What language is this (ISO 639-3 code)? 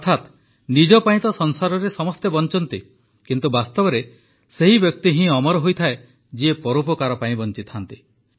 ori